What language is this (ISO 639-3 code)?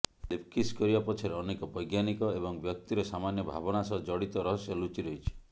ori